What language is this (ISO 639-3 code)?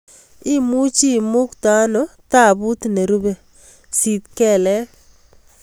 kln